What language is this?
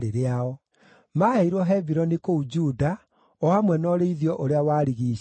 Kikuyu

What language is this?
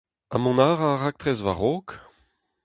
Breton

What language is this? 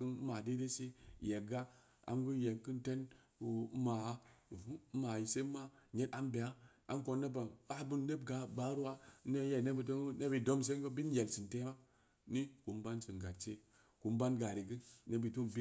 Samba Leko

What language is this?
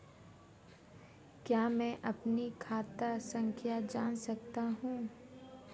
Hindi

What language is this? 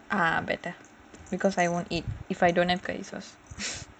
English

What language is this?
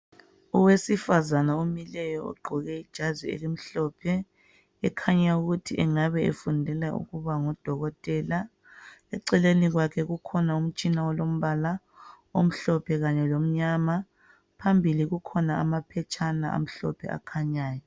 North Ndebele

